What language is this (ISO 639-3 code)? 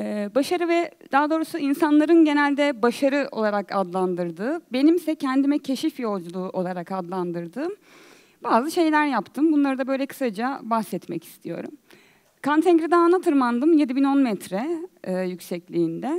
tur